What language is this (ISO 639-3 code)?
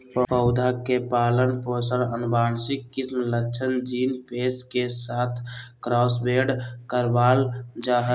mag